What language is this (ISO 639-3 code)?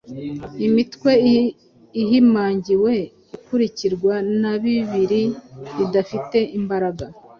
kin